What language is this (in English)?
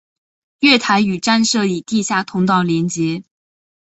Chinese